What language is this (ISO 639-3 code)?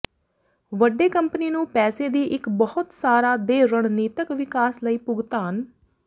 pan